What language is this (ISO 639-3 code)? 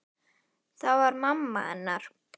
isl